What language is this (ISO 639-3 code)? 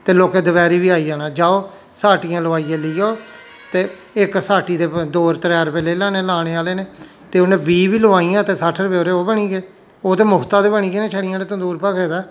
doi